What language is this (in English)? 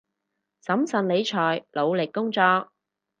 Cantonese